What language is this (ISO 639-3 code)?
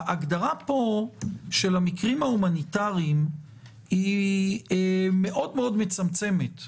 heb